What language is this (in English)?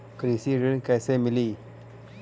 Bhojpuri